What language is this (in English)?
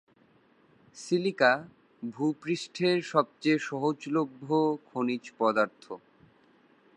Bangla